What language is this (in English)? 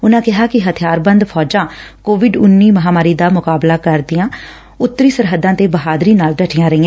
Punjabi